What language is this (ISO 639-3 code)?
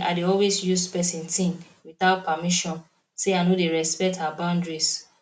pcm